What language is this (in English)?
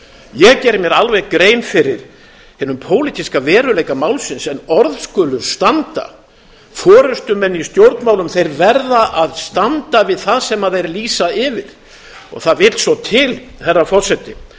Icelandic